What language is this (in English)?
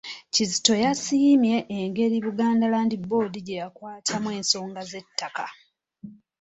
Ganda